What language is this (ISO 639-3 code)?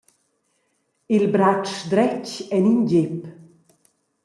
roh